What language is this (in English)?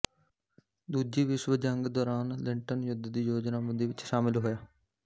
Punjabi